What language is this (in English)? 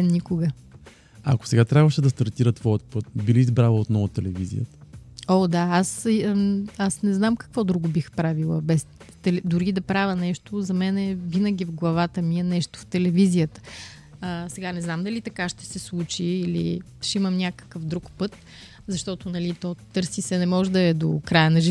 Bulgarian